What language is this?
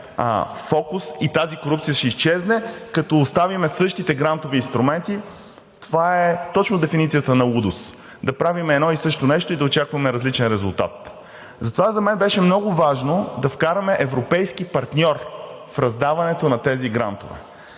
Bulgarian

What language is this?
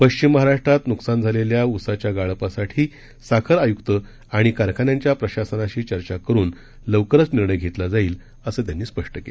Marathi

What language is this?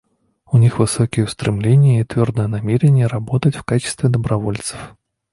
Russian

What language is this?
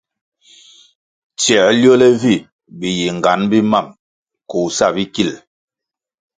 Kwasio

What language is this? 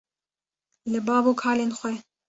Kurdish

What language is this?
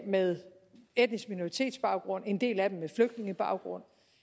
Danish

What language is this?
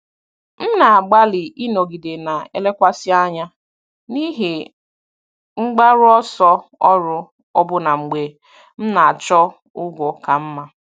Igbo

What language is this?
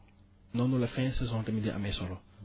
Wolof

